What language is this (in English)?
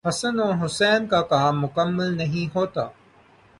Urdu